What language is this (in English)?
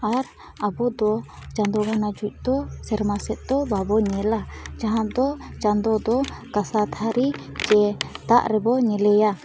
Santali